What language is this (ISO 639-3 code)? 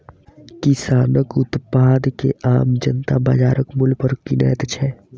mai